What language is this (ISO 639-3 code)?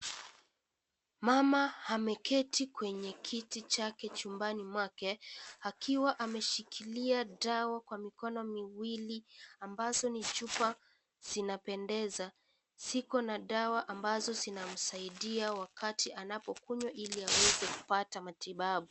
swa